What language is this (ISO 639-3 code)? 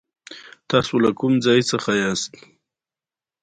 pus